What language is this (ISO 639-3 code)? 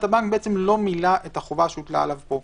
heb